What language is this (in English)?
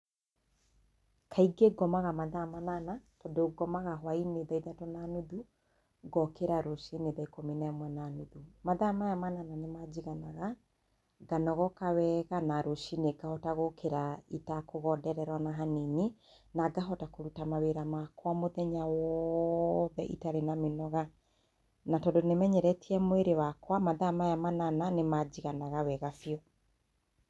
Kikuyu